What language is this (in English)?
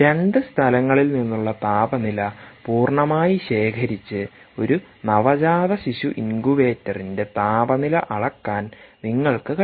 Malayalam